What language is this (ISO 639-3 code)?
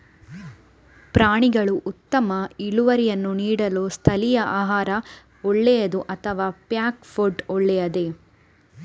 kan